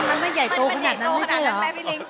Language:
Thai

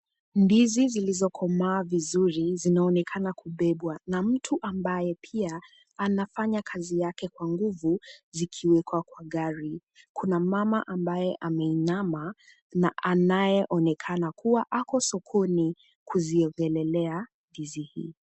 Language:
Swahili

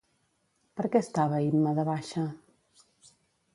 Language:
Catalan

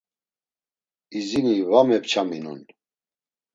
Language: Laz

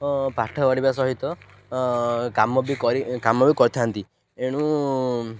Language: Odia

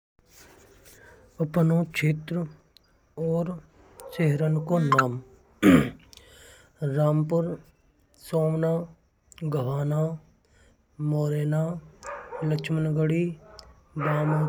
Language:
Braj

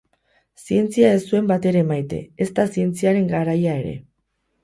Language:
Basque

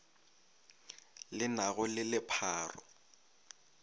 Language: Northern Sotho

